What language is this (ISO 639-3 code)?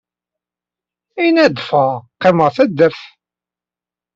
kab